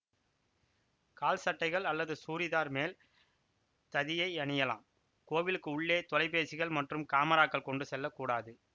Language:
Tamil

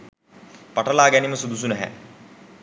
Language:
Sinhala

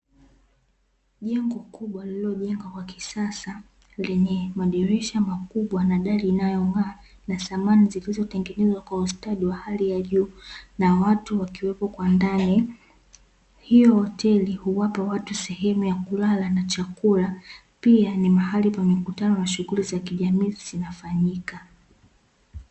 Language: Swahili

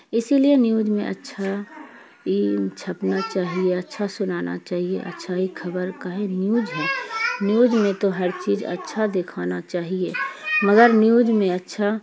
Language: Urdu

